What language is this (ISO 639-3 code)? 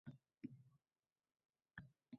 uzb